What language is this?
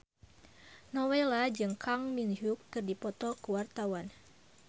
Sundanese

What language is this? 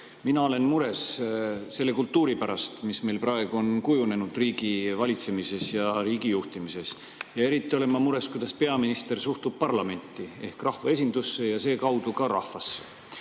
Estonian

